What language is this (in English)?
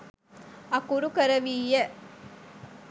Sinhala